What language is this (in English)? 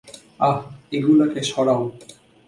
Bangla